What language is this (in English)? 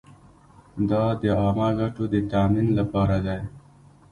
Pashto